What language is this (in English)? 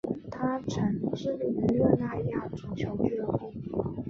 Chinese